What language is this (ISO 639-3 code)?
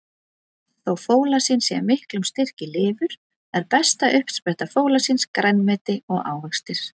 isl